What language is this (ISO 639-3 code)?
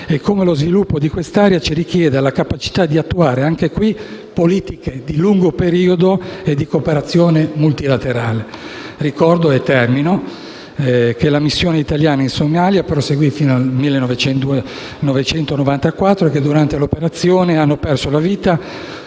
ita